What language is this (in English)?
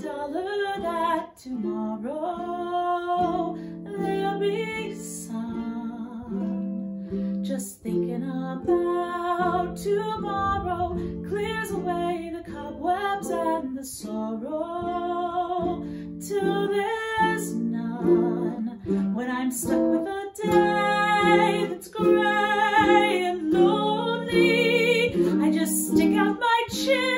English